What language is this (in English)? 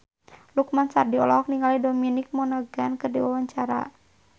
Sundanese